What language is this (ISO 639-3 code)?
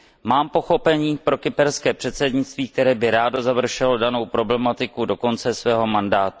ces